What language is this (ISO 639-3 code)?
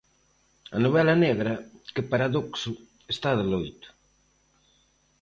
glg